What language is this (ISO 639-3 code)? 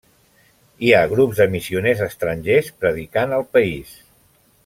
cat